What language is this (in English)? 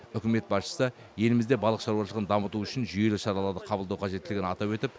Kazakh